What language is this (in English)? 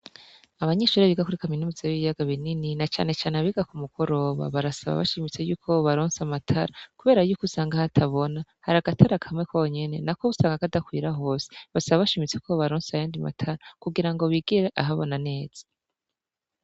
Rundi